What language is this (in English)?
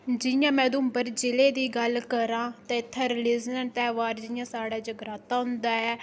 Dogri